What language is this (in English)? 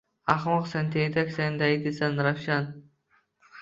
Uzbek